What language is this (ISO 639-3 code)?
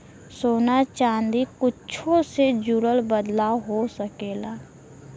bho